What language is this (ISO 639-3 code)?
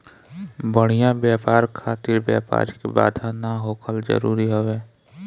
bho